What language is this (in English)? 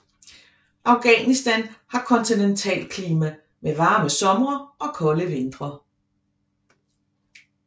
Danish